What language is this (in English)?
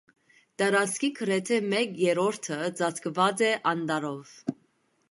Armenian